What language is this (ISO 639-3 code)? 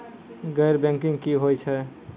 mai